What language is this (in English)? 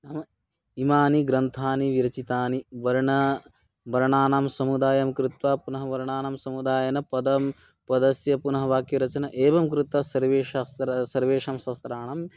Sanskrit